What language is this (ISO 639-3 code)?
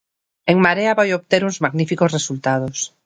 glg